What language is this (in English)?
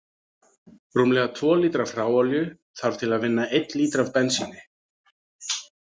Icelandic